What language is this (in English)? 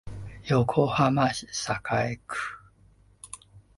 Japanese